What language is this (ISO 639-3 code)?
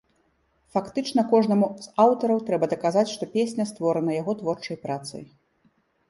bel